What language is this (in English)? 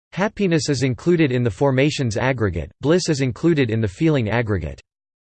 English